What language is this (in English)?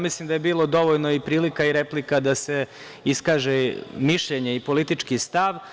Serbian